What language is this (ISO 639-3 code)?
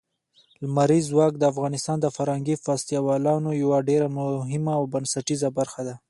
pus